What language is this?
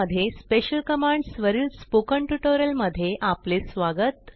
Marathi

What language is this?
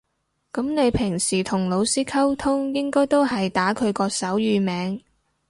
Cantonese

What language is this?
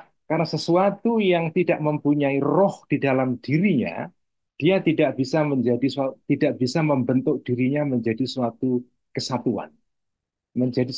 Indonesian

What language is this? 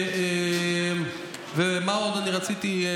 Hebrew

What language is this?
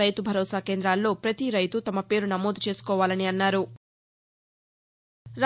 Telugu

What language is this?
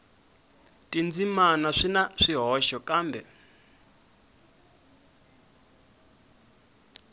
Tsonga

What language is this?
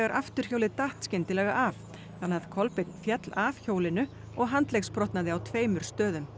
Icelandic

